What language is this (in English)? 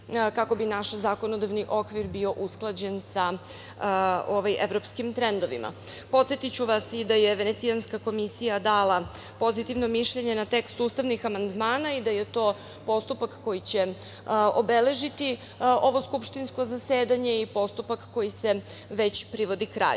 Serbian